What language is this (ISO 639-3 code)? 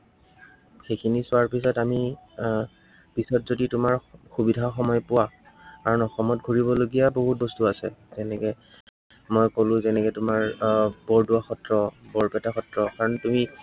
asm